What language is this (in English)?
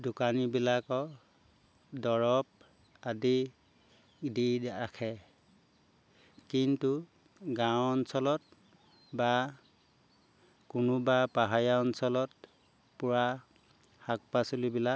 Assamese